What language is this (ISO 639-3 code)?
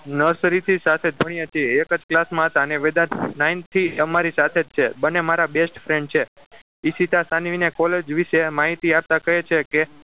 guj